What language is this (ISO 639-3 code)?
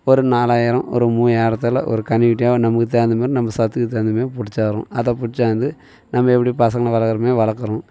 tam